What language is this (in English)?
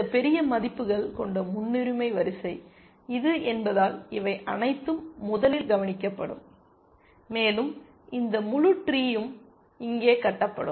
Tamil